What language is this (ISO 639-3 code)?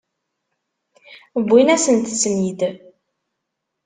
kab